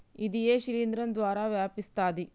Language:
Telugu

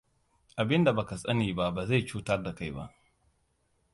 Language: Hausa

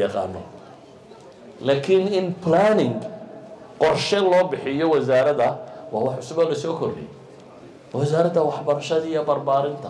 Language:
Arabic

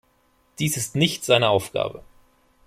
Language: German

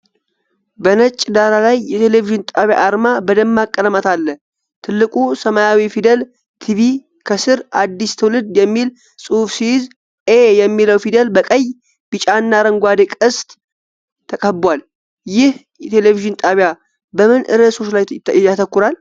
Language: Amharic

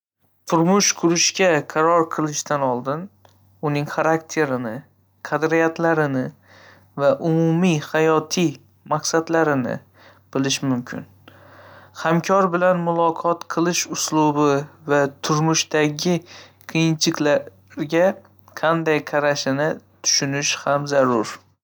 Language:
Uzbek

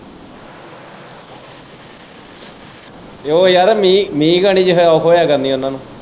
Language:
Punjabi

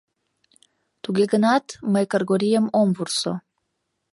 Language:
Mari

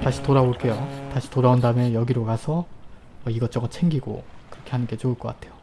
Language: Korean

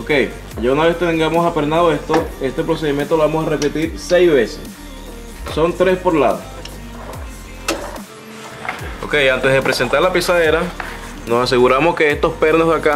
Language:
Spanish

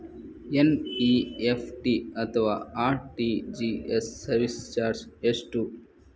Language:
Kannada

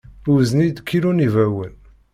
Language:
Kabyle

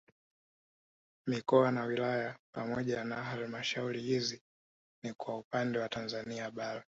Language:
Swahili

